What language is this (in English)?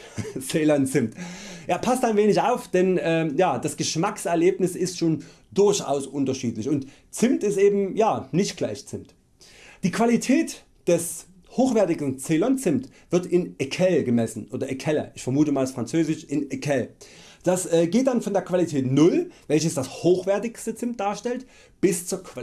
German